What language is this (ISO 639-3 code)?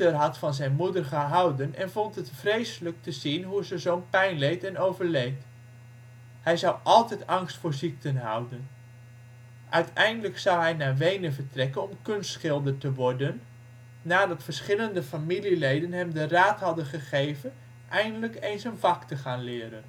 nld